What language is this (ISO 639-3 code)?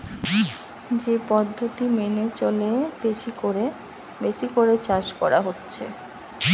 ben